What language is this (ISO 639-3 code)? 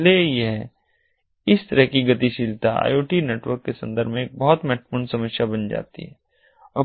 hin